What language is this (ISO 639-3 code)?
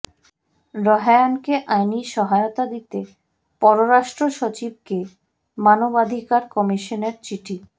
ben